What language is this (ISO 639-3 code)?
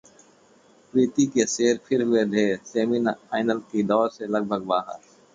hin